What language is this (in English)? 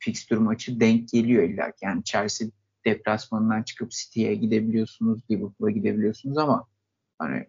Turkish